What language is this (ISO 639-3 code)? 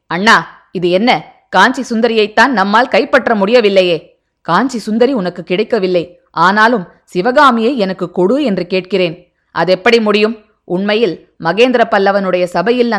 tam